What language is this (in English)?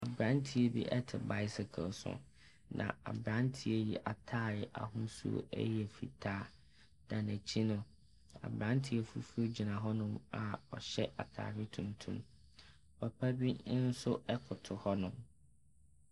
Akan